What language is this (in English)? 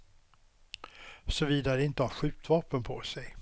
Swedish